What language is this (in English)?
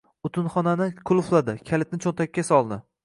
Uzbek